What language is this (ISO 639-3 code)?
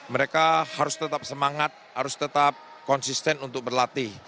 ind